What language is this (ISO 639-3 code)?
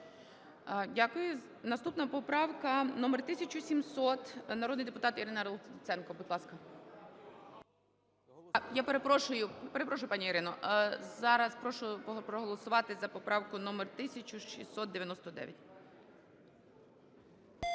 ukr